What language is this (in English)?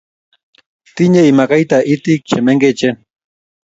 Kalenjin